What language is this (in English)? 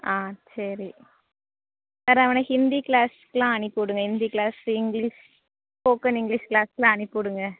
Tamil